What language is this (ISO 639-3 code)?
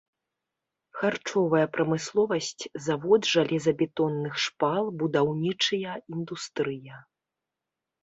bel